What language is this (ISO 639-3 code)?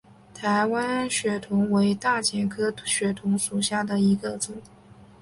zho